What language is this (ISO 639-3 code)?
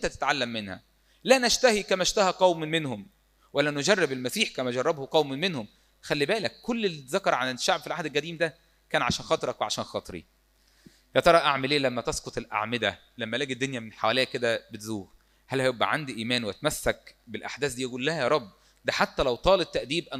ara